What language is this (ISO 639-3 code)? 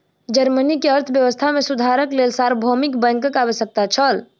mai